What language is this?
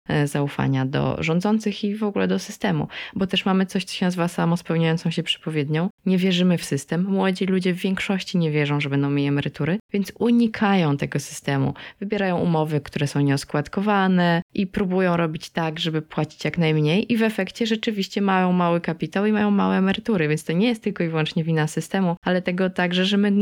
Polish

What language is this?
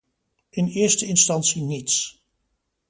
Dutch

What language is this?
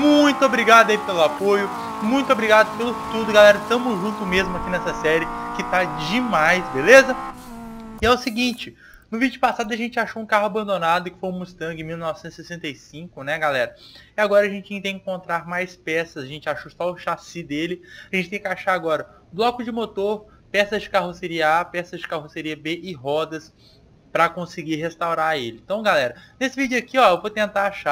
Portuguese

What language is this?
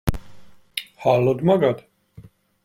Hungarian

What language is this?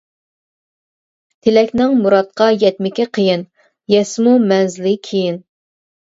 Uyghur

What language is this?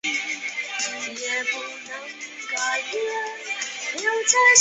Chinese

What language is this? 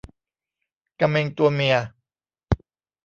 Thai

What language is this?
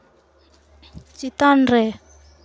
Santali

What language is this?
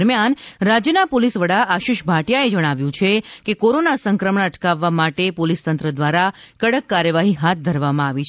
Gujarati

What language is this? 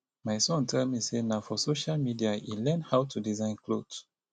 Nigerian Pidgin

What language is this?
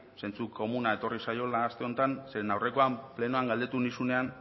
Basque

